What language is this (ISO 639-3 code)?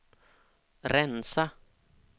swe